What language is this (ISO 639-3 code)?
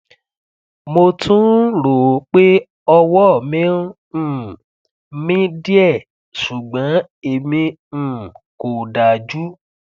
yor